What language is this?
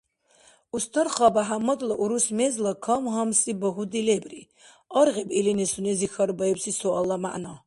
Dargwa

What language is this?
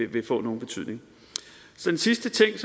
Danish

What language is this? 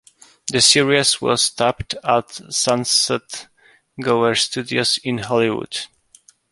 English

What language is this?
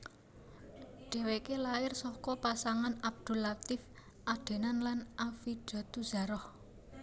Javanese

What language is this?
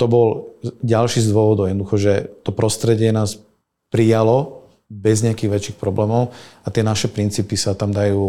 Slovak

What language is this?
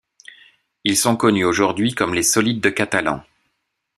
French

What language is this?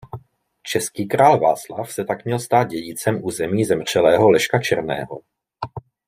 Czech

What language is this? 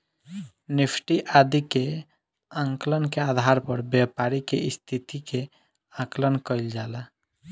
Bhojpuri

